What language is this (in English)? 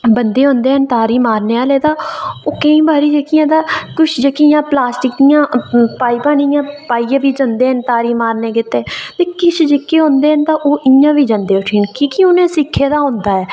Dogri